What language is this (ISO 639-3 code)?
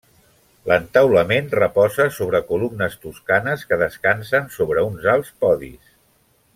cat